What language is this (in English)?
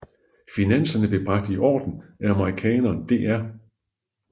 Danish